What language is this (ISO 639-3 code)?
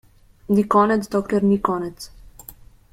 slv